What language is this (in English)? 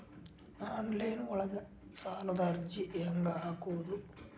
Kannada